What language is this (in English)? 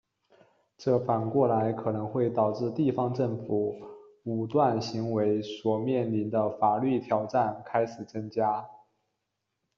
Chinese